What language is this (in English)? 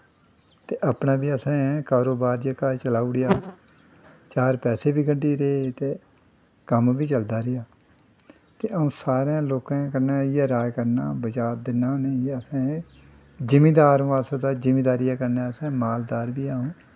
Dogri